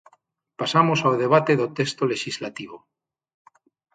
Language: Galician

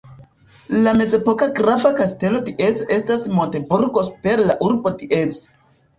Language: Esperanto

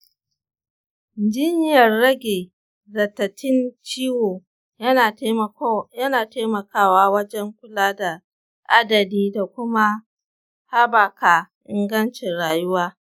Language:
Hausa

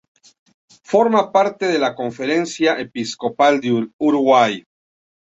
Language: Spanish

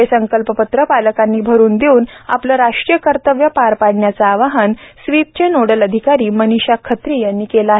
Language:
Marathi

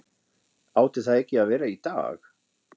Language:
Icelandic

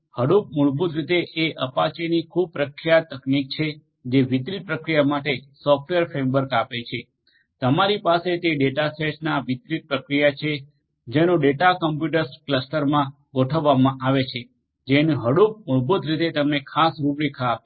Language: Gujarati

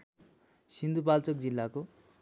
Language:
Nepali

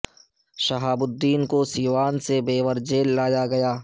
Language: Urdu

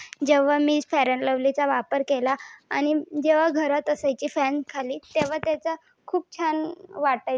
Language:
Marathi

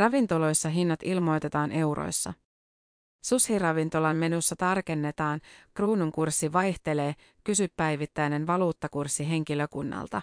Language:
Finnish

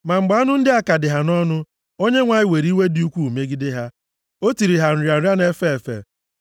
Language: Igbo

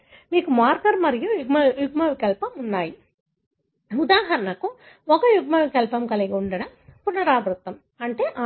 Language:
Telugu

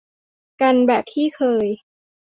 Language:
Thai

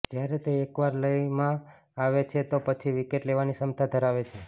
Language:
Gujarati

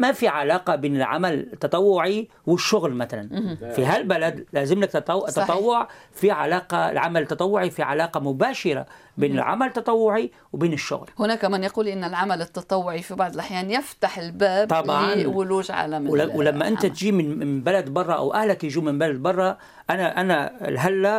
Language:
Arabic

